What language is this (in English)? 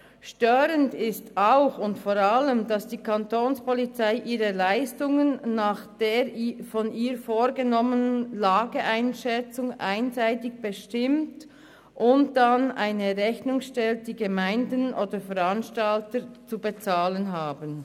Swiss German